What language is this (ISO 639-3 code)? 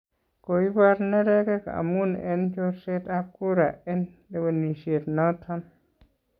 kln